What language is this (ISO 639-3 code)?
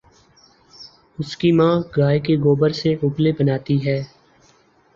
urd